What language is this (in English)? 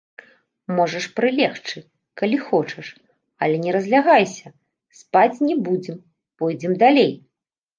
Belarusian